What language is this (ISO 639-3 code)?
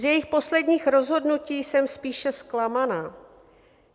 ces